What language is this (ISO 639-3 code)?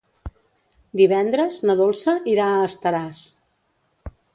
cat